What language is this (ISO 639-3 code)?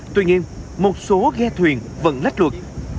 vie